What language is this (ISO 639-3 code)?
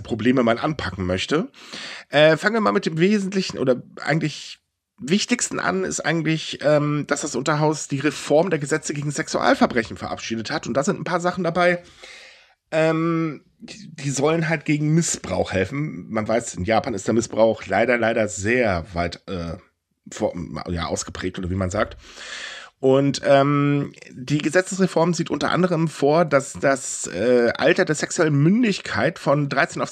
deu